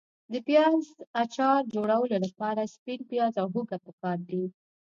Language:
Pashto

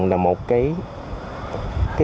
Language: Vietnamese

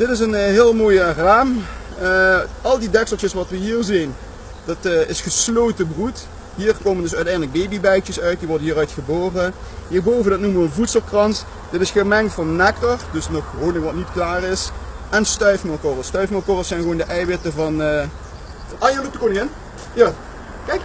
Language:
Dutch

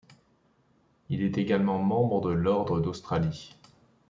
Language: French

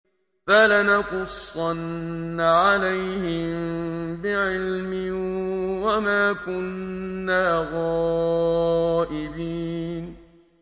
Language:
Arabic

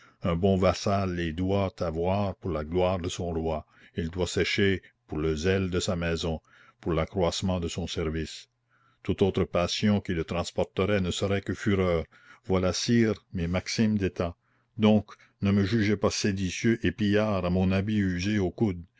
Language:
French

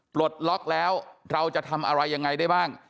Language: Thai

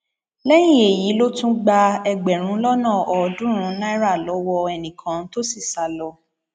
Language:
Yoruba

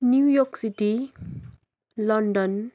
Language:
Nepali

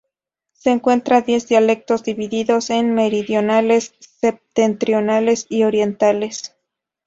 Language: Spanish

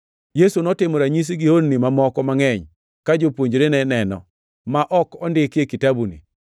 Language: Luo (Kenya and Tanzania)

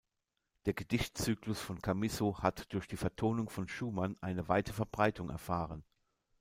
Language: German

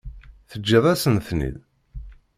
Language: Kabyle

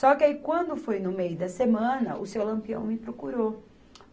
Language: Portuguese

